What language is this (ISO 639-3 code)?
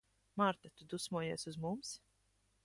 lav